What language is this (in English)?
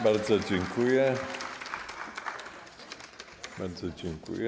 Polish